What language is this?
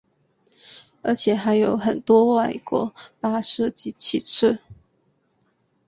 Chinese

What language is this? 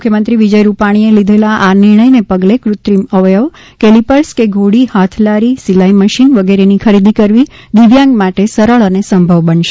Gujarati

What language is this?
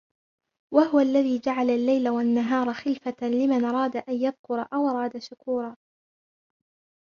Arabic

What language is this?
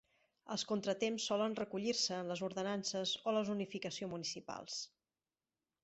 Catalan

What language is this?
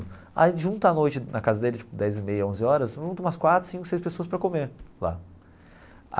Portuguese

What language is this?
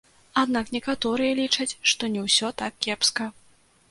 Belarusian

